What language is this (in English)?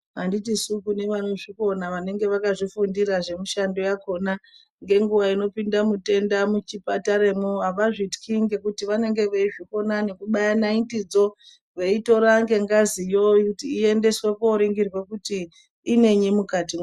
Ndau